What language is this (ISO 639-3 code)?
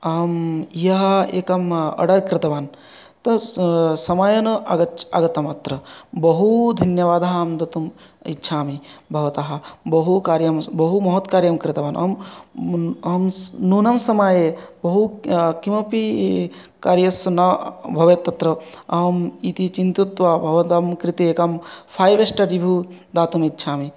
san